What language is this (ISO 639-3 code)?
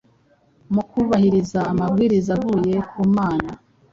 kin